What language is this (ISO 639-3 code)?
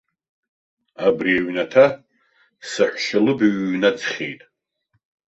abk